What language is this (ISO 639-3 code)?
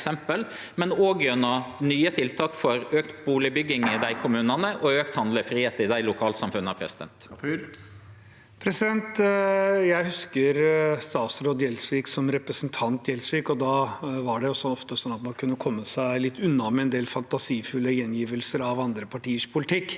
nor